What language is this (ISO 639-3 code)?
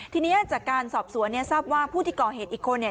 tha